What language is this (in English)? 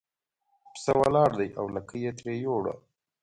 Pashto